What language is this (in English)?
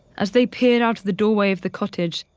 English